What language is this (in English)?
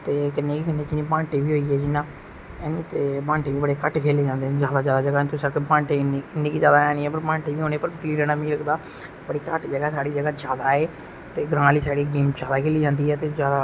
Dogri